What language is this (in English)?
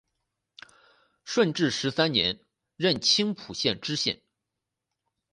Chinese